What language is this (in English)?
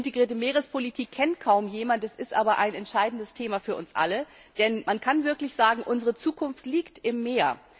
German